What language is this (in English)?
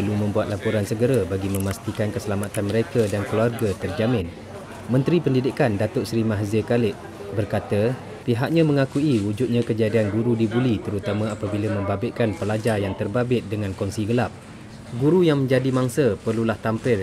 Malay